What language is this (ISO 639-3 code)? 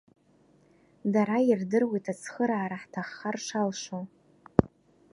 abk